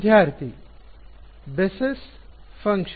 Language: Kannada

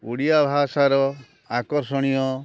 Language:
Odia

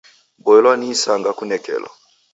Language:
Taita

